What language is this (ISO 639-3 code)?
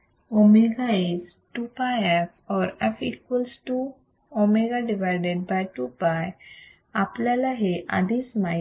mar